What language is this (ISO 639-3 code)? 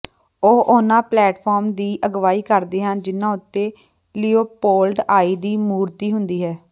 pan